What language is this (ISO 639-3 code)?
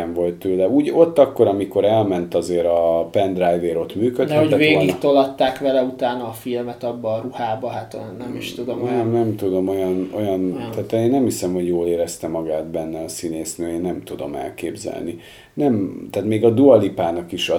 hun